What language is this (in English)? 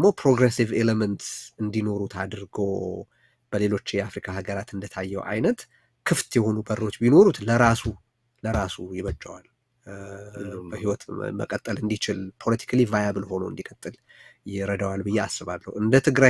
Arabic